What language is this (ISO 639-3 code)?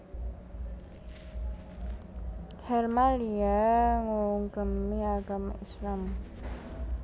jav